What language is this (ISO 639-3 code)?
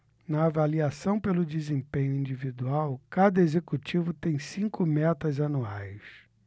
por